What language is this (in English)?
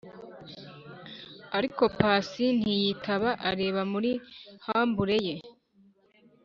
Kinyarwanda